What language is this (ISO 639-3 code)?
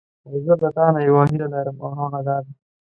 pus